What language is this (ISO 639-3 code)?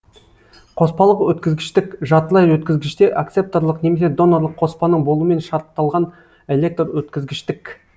kaz